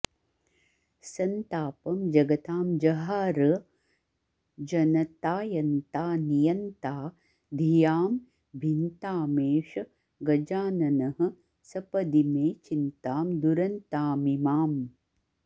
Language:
Sanskrit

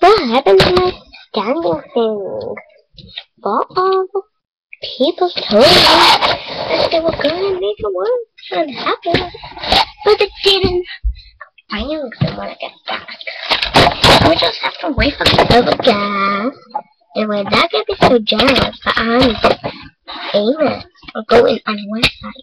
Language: English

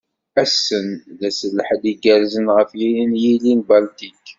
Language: Kabyle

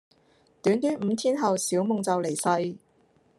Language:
Cantonese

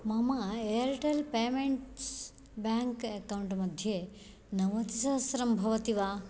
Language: Sanskrit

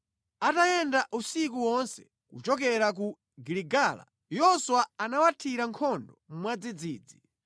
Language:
Nyanja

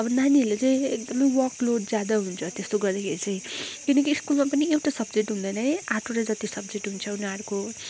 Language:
Nepali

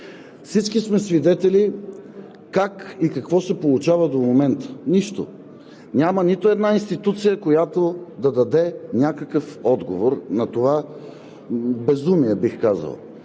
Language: Bulgarian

